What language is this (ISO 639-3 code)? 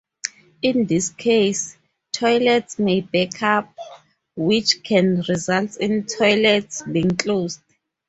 eng